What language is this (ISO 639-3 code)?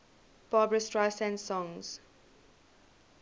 eng